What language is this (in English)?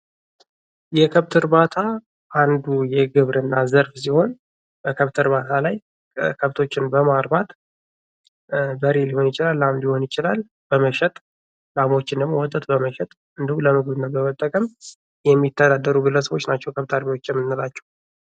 Amharic